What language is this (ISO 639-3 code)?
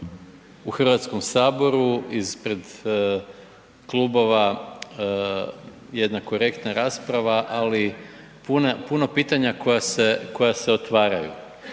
hrv